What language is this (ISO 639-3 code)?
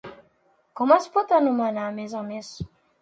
cat